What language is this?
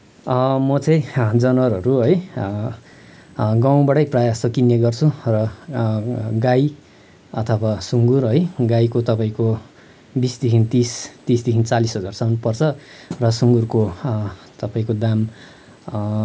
Nepali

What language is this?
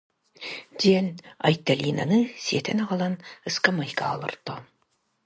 Yakut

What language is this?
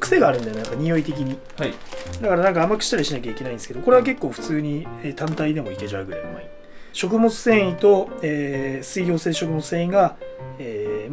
Japanese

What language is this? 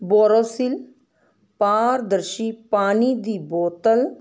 Punjabi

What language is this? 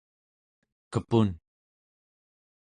Central Yupik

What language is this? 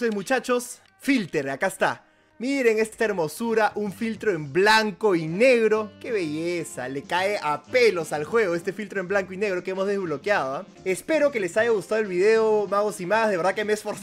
Spanish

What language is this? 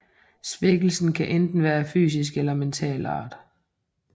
Danish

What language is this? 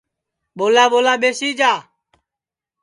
Sansi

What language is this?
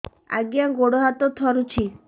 Odia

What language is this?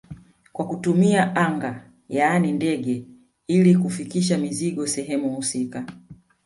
Swahili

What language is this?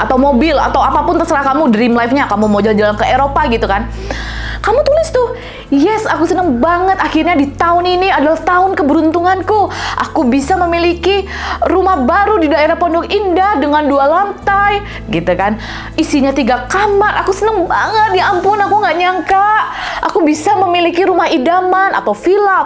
Indonesian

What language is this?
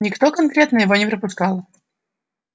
Russian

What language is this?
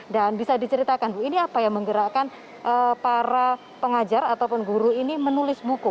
Indonesian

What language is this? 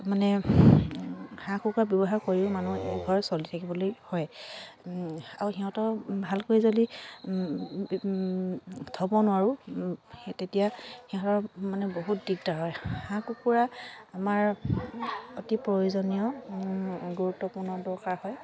Assamese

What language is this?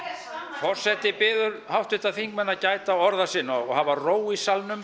Icelandic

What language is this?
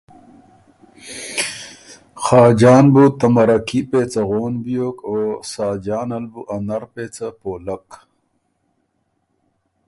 Ormuri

